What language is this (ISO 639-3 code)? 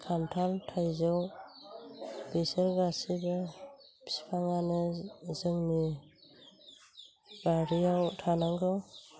brx